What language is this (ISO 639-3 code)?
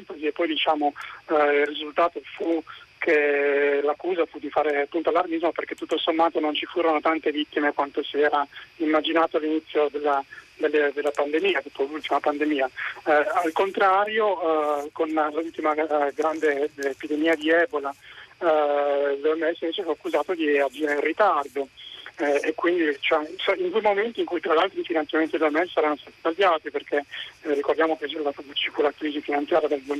ita